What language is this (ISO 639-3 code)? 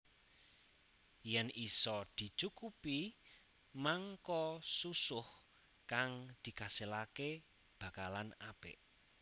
jav